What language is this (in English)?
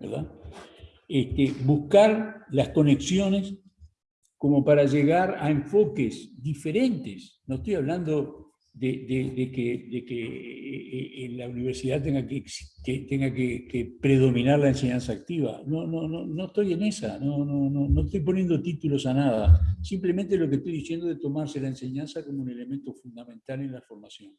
Spanish